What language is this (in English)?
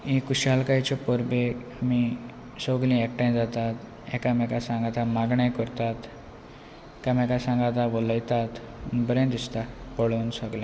Konkani